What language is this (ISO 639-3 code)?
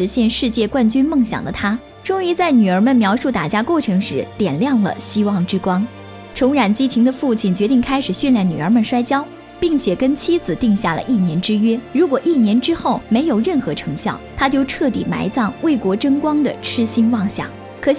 zho